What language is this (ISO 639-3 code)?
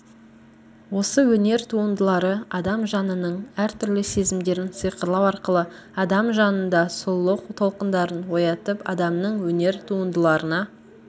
kaz